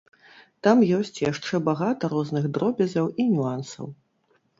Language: Belarusian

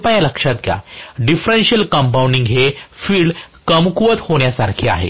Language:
Marathi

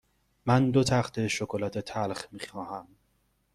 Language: Persian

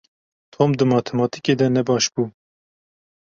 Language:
Kurdish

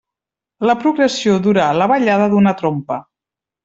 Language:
Catalan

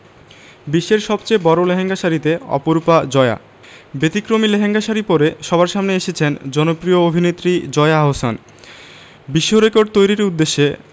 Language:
Bangla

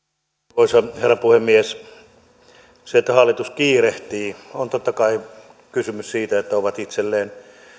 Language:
Finnish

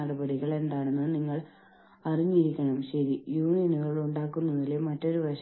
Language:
Malayalam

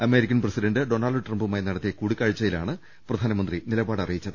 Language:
Malayalam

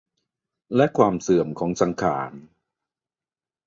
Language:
Thai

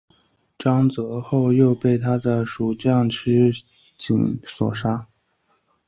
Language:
Chinese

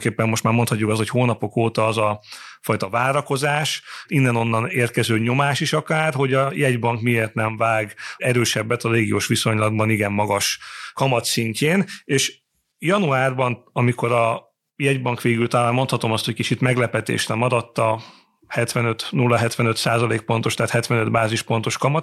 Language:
Hungarian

